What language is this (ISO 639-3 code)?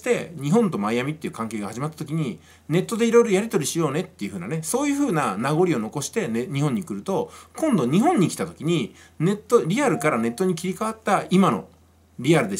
jpn